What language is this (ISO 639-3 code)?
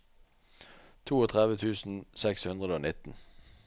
nor